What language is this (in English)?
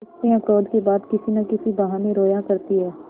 Hindi